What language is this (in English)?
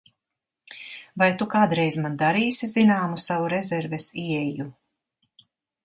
Latvian